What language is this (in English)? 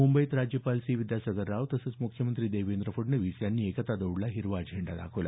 Marathi